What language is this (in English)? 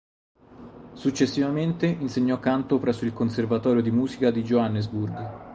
Italian